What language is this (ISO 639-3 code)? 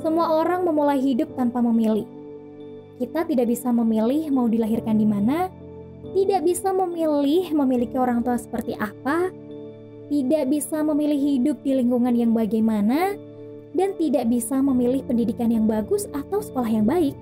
ind